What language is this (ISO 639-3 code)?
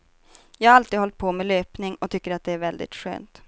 swe